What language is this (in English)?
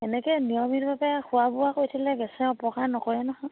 Assamese